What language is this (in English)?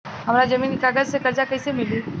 Bhojpuri